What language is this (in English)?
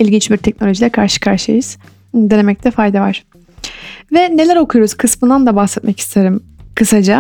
Turkish